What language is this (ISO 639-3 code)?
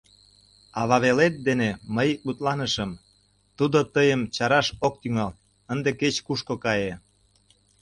chm